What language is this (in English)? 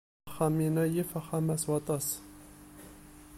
Kabyle